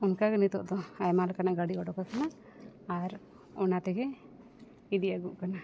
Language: Santali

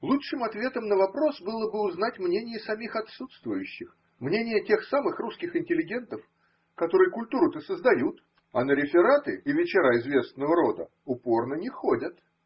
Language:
Russian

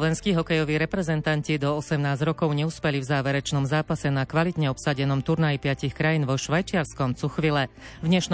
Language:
Slovak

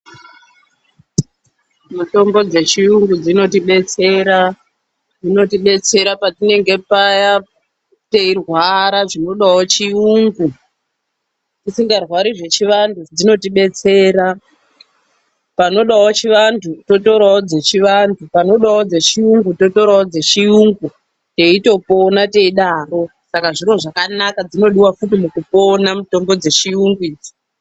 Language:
Ndau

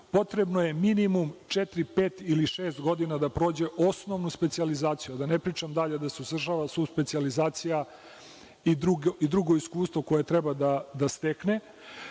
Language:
Serbian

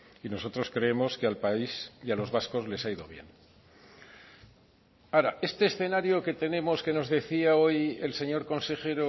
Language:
Spanish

